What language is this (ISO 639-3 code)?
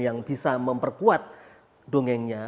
ind